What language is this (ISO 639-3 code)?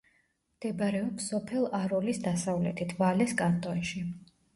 kat